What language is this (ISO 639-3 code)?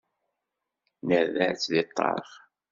kab